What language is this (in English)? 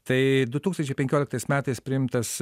Lithuanian